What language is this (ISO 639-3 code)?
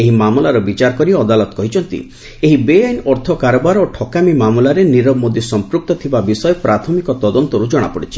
ori